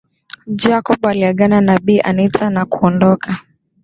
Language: Swahili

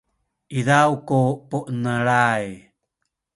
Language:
Sakizaya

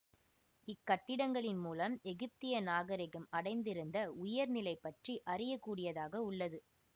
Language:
Tamil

